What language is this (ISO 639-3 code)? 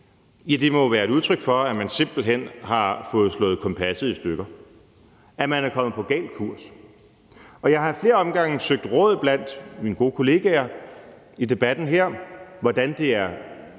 dan